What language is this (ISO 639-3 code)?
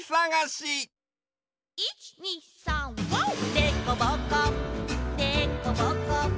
jpn